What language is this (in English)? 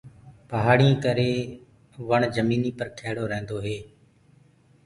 Gurgula